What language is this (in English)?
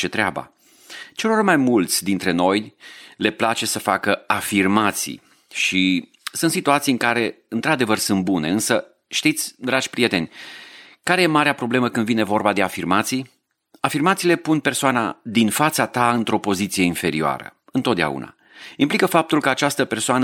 Romanian